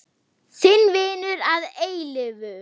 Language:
Icelandic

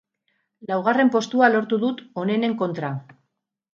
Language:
Basque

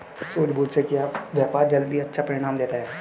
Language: Hindi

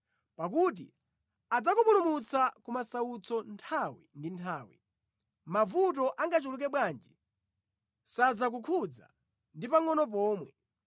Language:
Nyanja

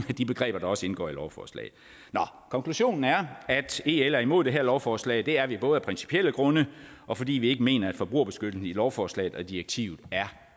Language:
Danish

